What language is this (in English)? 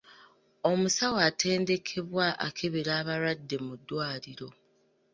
Ganda